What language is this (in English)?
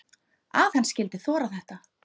Icelandic